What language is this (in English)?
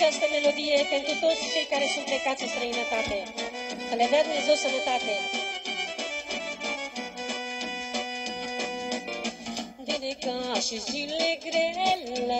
Romanian